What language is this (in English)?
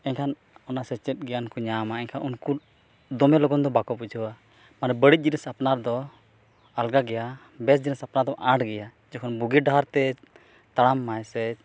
Santali